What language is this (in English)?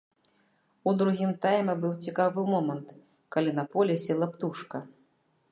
Belarusian